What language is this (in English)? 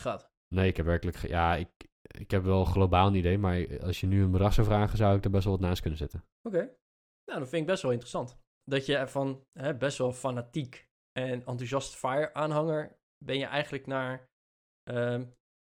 Dutch